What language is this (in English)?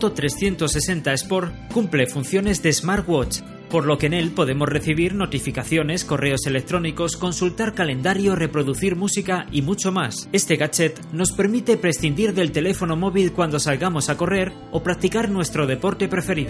Spanish